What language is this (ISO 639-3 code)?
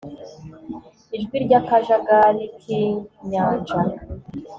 kin